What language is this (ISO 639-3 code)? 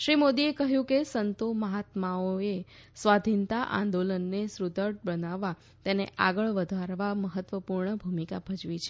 guj